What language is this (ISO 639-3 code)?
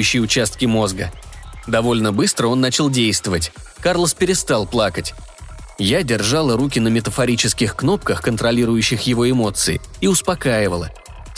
rus